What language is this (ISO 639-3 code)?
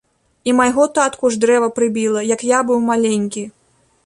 bel